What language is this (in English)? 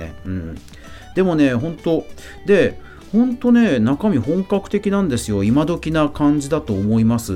Japanese